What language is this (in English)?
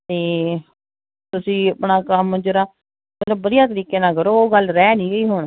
Punjabi